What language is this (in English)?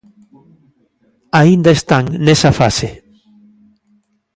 Galician